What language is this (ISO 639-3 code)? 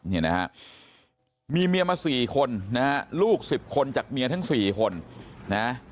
tha